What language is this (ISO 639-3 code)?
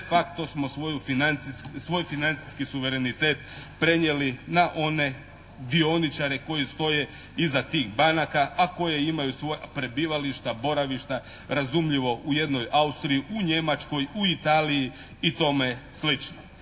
hrv